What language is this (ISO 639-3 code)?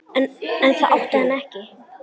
isl